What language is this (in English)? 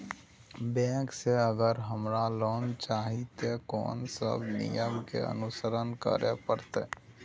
Maithili